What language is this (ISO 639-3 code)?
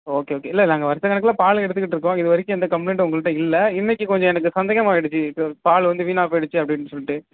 tam